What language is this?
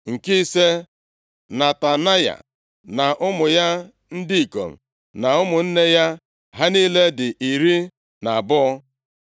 Igbo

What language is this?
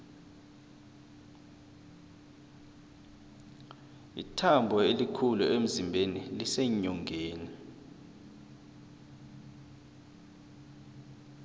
South Ndebele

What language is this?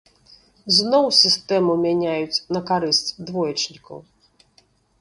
Belarusian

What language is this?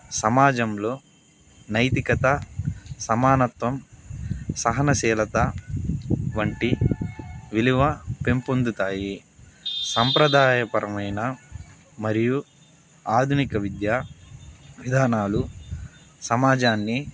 Telugu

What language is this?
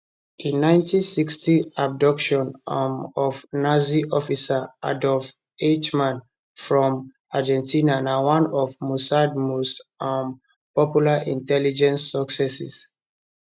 Nigerian Pidgin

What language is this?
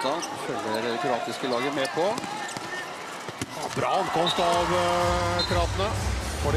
Norwegian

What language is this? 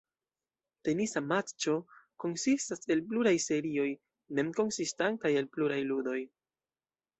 Esperanto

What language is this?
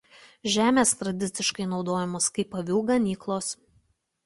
Lithuanian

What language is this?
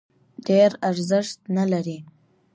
Pashto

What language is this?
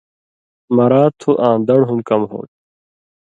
Indus Kohistani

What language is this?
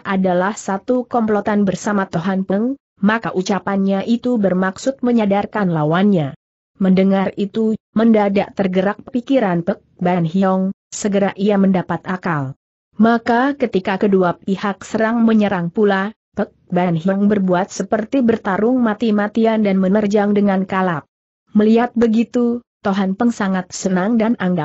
Indonesian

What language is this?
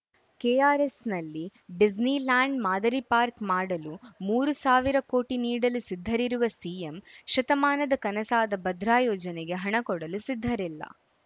Kannada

